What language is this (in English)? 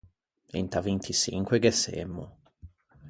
Ligurian